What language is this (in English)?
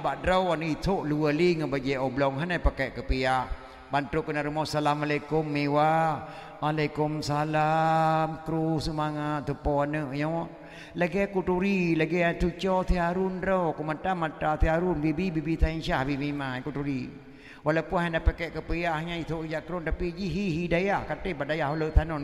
Malay